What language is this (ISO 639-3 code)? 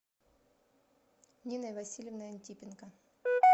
rus